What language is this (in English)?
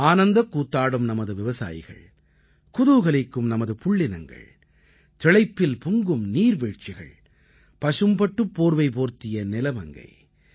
Tamil